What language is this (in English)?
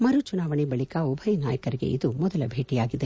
Kannada